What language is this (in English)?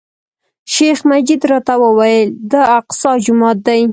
Pashto